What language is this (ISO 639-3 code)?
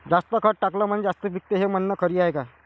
mar